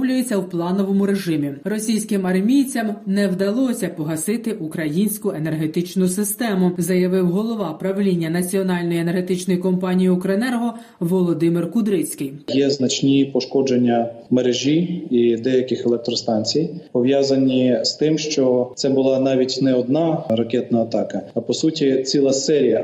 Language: Ukrainian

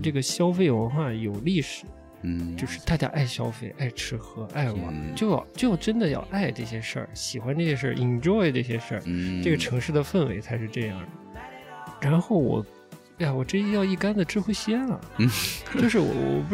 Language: Chinese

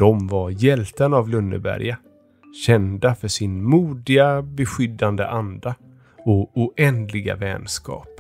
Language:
Swedish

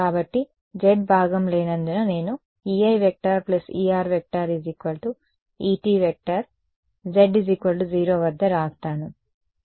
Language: Telugu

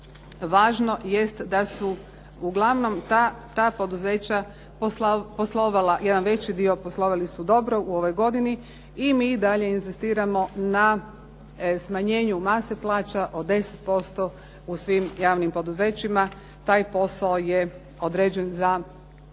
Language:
Croatian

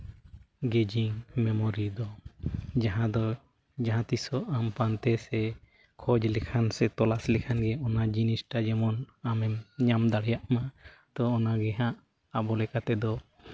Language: Santali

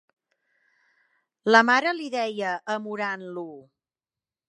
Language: Catalan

